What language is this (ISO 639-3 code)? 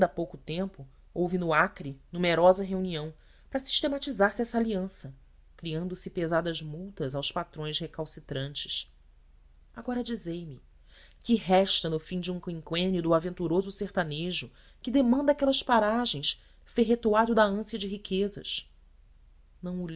por